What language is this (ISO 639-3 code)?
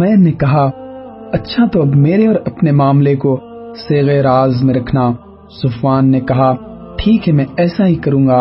urd